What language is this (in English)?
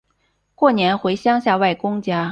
Chinese